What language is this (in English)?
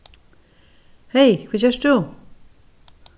Faroese